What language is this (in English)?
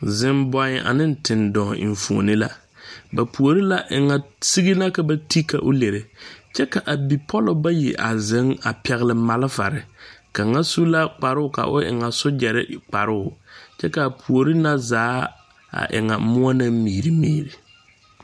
Southern Dagaare